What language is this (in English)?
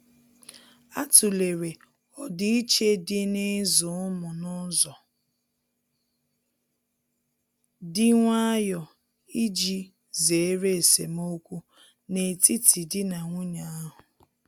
Igbo